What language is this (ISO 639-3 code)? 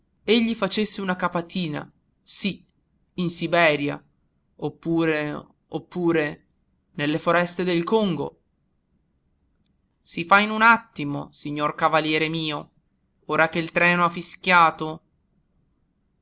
ita